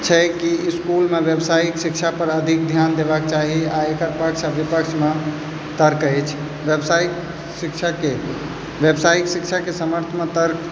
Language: Maithili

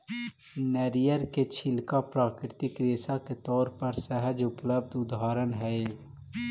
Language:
Magahi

